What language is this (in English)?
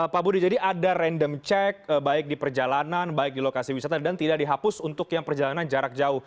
Indonesian